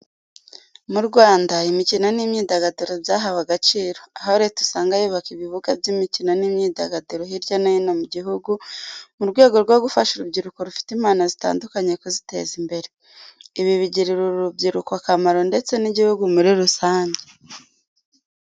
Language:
Kinyarwanda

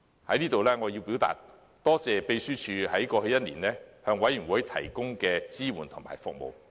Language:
Cantonese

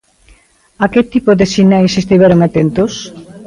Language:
Galician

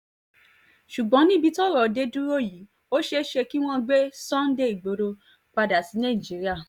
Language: Yoruba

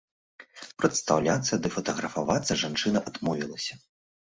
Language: Belarusian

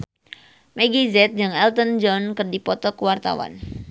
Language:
Sundanese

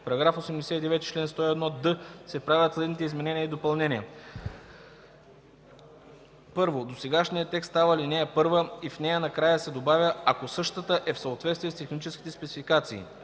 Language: Bulgarian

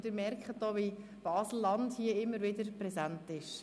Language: Swiss German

